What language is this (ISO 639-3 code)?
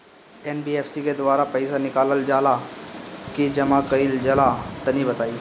bho